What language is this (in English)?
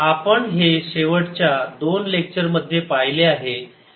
Marathi